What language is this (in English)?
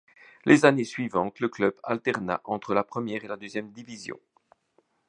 French